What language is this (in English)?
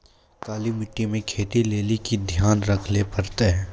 Maithili